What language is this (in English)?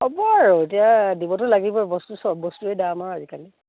Assamese